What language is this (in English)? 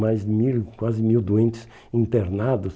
Portuguese